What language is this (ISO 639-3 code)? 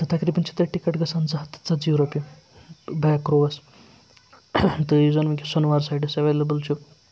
kas